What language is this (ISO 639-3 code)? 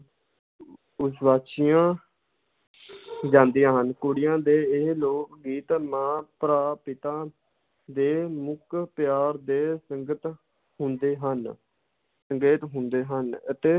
pan